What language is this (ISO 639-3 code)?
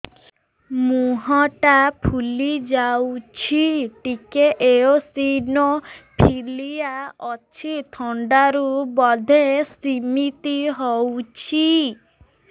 ori